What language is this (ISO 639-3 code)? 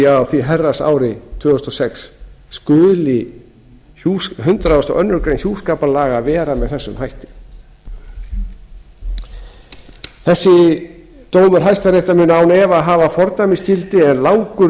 isl